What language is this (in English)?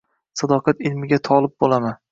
Uzbek